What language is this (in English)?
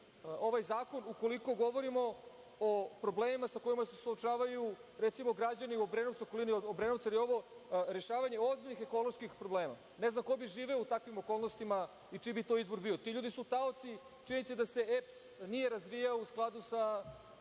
Serbian